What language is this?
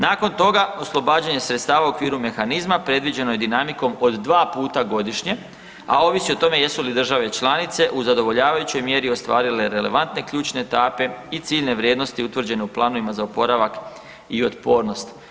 Croatian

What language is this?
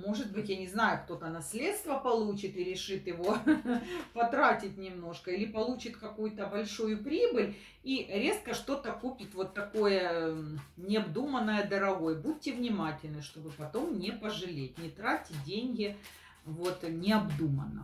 Russian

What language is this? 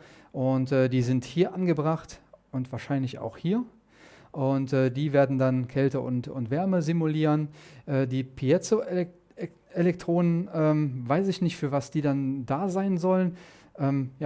German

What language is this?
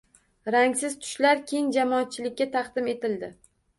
Uzbek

